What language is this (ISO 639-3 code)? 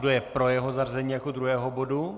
ces